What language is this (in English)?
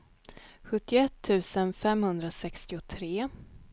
Swedish